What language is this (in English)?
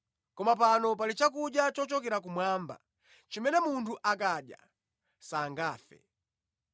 Nyanja